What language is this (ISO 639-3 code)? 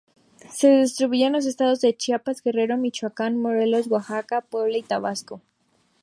spa